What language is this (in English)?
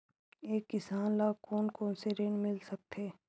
Chhattisgarhi